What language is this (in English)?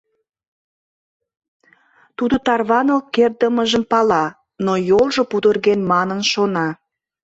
Mari